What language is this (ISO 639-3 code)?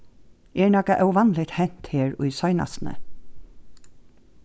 fao